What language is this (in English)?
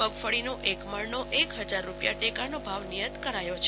Gujarati